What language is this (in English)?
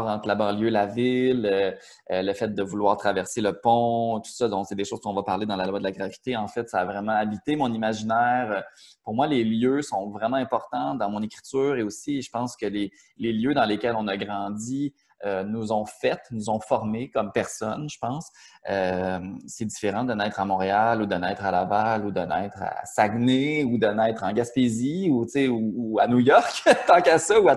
French